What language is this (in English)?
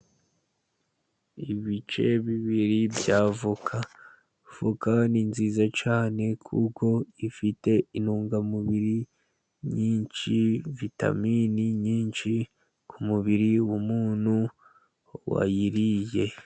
Kinyarwanda